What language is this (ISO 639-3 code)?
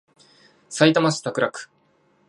jpn